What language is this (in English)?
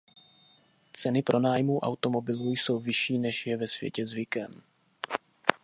Czech